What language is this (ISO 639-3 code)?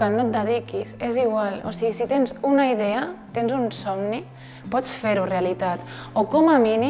cat